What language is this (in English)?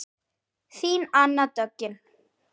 Icelandic